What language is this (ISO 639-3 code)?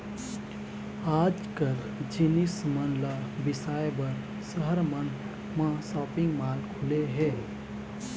hne